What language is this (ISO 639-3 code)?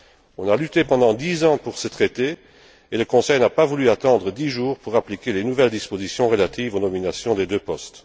fra